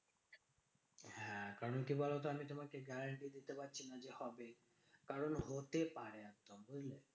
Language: Bangla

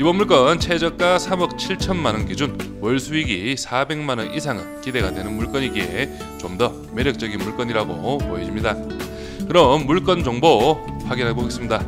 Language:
Korean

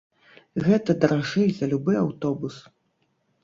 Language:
Belarusian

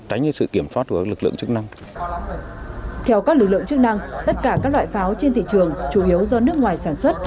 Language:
Vietnamese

